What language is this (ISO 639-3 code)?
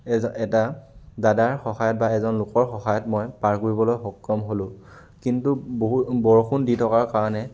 asm